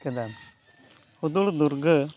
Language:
Santali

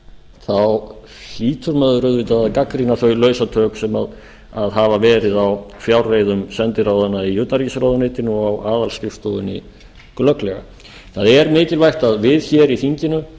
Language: Icelandic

